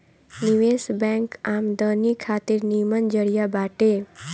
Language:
Bhojpuri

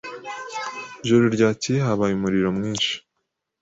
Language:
Kinyarwanda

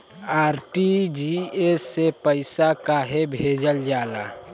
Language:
Bhojpuri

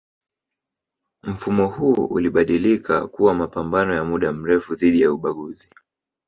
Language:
Swahili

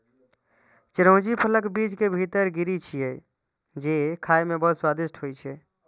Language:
Maithili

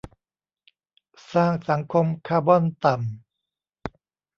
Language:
Thai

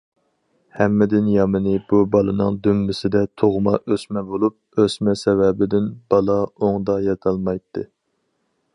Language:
Uyghur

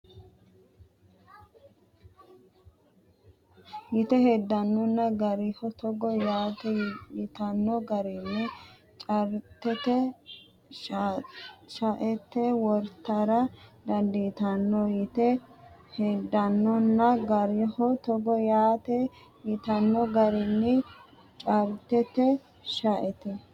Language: Sidamo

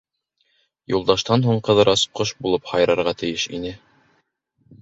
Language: Bashkir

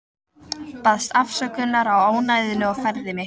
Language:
Icelandic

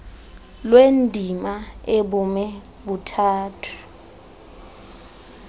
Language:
Xhosa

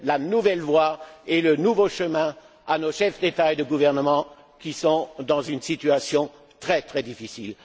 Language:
French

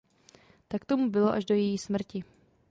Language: Czech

